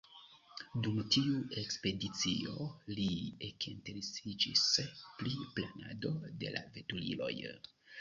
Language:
Esperanto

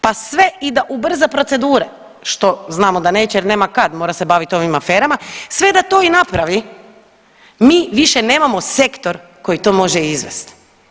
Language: Croatian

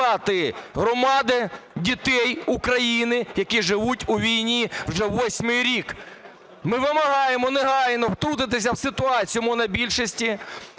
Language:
Ukrainian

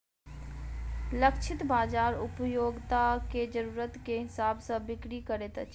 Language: Maithili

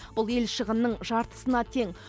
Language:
Kazakh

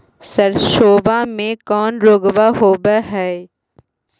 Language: Magahi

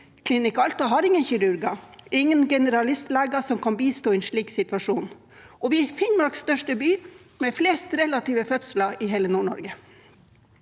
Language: Norwegian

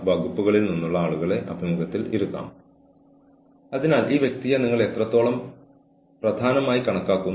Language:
Malayalam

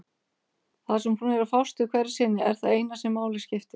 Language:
Icelandic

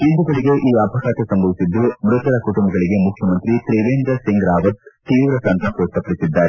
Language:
Kannada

